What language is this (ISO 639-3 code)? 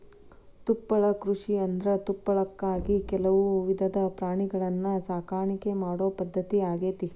kan